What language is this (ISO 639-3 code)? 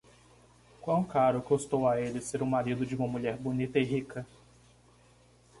por